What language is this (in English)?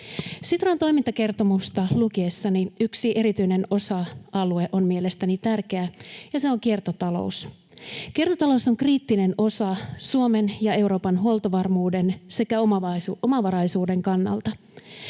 Finnish